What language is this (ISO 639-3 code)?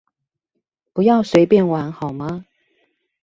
zho